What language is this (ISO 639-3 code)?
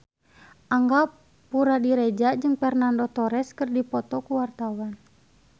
sun